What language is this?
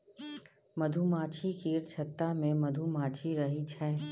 Maithili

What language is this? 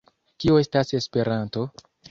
Esperanto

